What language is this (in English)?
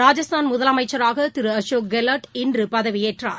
Tamil